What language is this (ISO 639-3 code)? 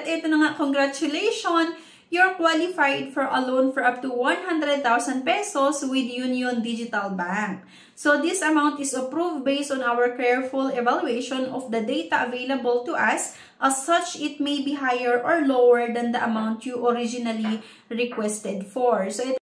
fil